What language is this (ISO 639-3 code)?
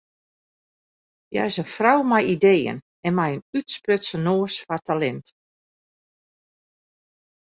fry